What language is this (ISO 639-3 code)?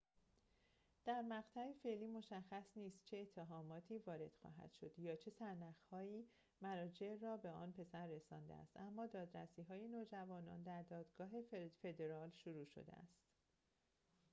fas